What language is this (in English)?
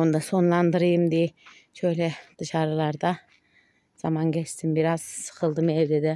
Turkish